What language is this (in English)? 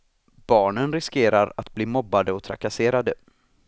Swedish